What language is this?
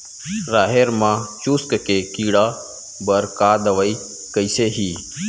Chhattisgarhi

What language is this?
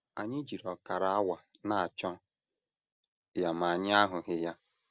Igbo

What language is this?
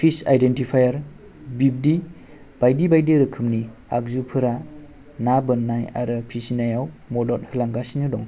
Bodo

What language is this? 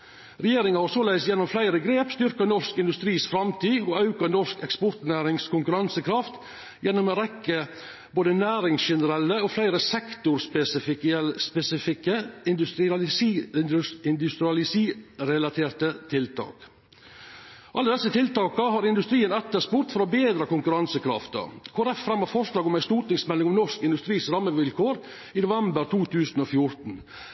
Norwegian Nynorsk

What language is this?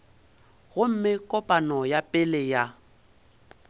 Northern Sotho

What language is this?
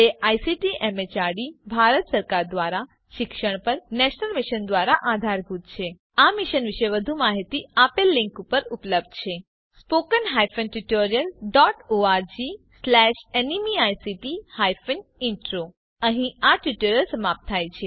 Gujarati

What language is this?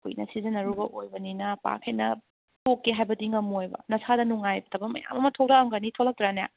Manipuri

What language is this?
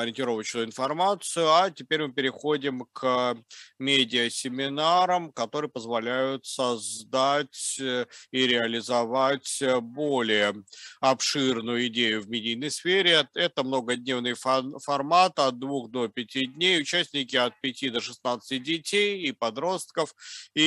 Russian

